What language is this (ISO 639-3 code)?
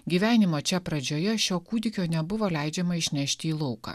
lit